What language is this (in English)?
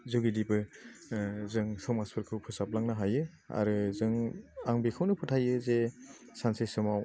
Bodo